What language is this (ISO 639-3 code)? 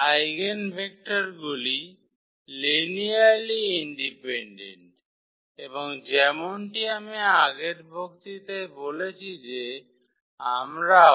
ben